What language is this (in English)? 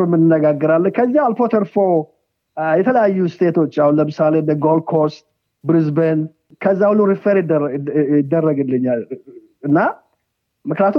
Amharic